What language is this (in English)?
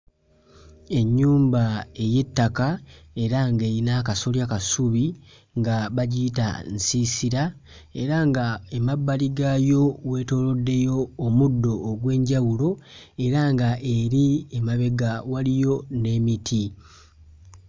Ganda